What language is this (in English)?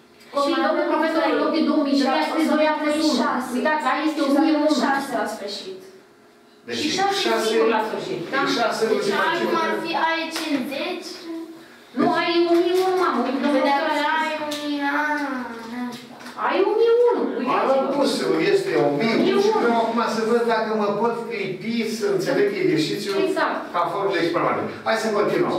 Romanian